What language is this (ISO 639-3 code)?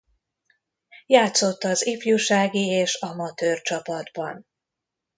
hun